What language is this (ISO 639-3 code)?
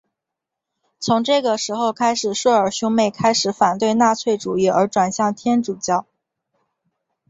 zho